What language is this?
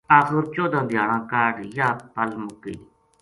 Gujari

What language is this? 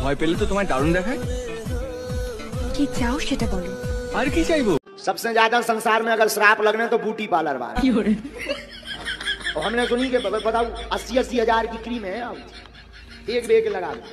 Bangla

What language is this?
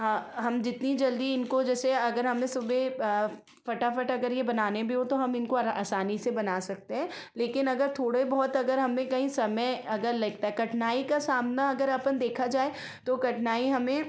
Hindi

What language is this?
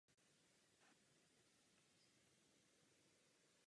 Czech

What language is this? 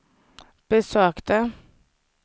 Swedish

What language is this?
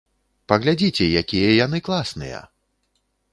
Belarusian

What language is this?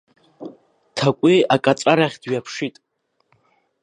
Abkhazian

